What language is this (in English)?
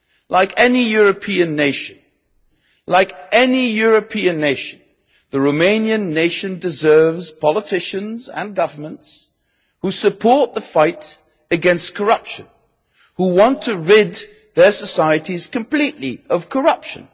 English